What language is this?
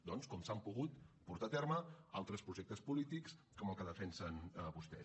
Catalan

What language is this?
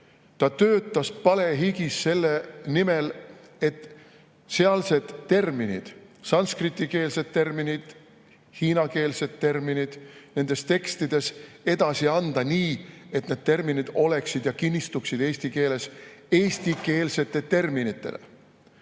Estonian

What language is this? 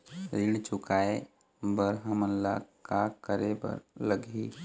Chhattisgarhi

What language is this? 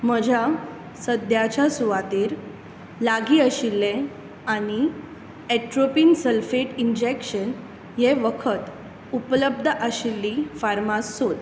Konkani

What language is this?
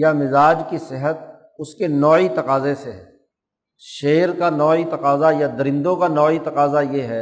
Urdu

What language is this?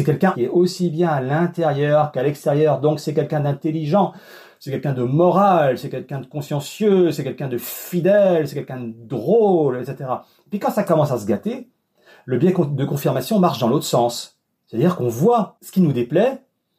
French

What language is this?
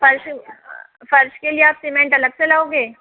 Hindi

